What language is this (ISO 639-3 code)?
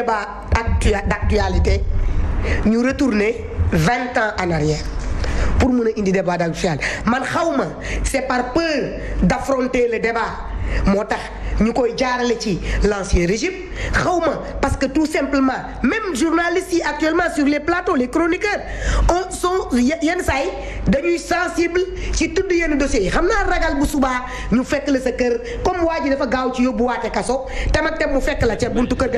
fra